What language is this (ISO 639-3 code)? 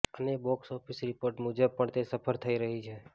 guj